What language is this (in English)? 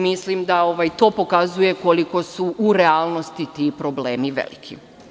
Serbian